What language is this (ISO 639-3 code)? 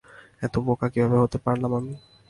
ben